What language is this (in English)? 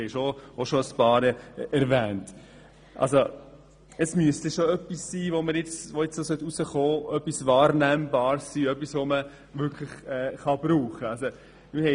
Swiss German